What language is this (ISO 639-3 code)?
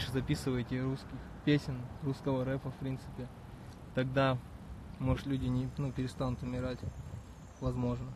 rus